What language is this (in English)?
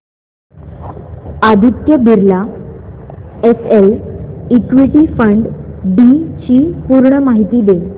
Marathi